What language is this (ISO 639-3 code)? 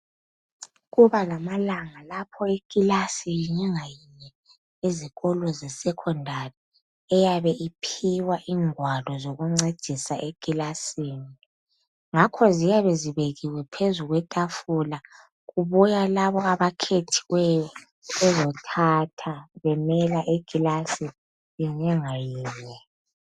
nde